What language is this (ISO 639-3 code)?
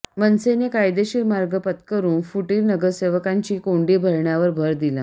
mar